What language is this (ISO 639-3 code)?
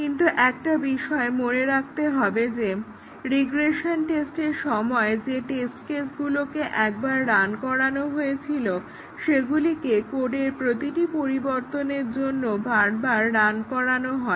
ben